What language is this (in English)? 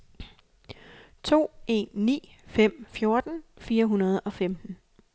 Danish